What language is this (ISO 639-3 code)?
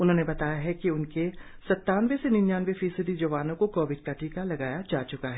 hin